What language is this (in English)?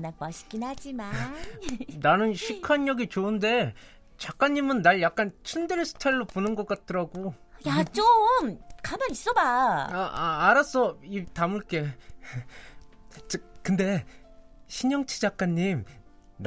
Korean